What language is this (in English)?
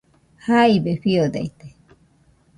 Nüpode Huitoto